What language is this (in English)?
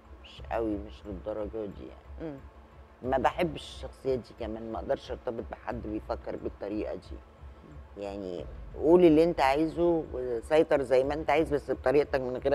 Arabic